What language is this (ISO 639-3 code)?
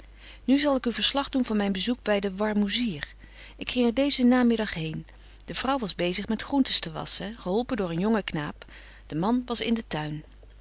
nld